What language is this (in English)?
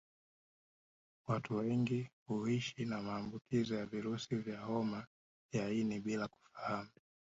Swahili